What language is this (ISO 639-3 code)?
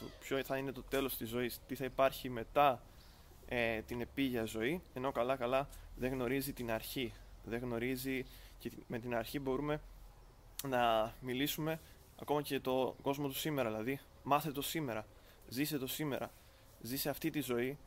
ell